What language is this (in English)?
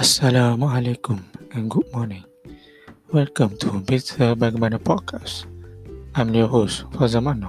Malay